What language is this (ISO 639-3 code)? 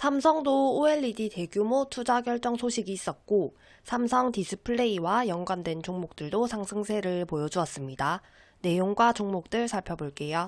kor